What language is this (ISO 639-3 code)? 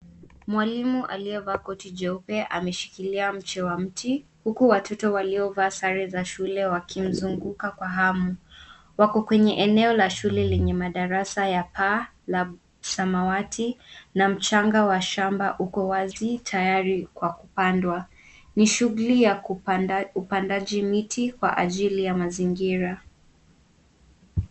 swa